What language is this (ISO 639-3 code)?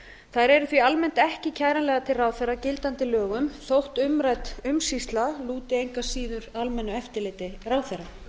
isl